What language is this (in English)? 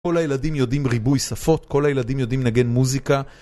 Hebrew